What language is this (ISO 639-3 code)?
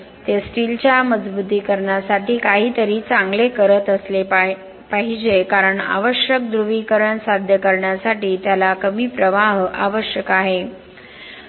mar